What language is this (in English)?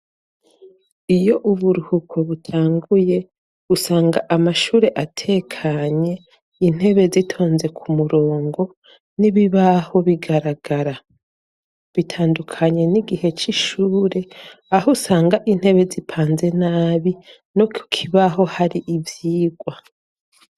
Rundi